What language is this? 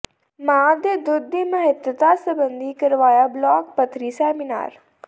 Punjabi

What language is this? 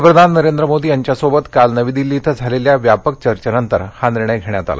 Marathi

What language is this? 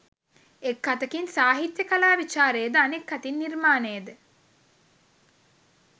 Sinhala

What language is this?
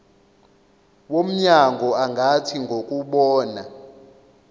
Zulu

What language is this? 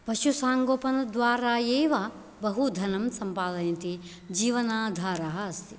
Sanskrit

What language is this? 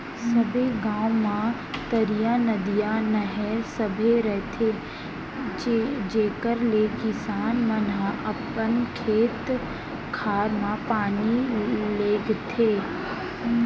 Chhattisgarhi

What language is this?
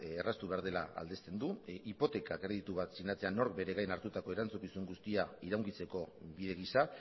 Basque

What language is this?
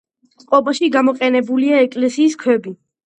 Georgian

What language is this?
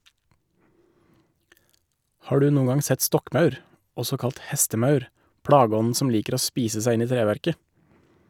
Norwegian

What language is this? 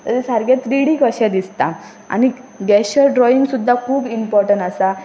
Konkani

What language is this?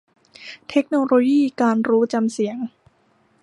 Thai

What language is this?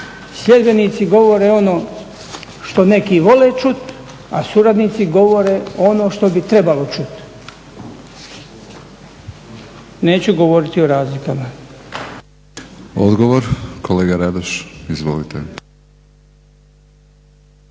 Croatian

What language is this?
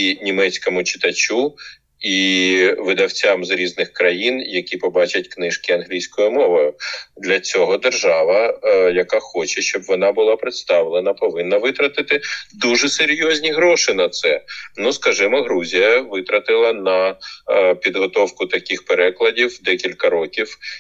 Ukrainian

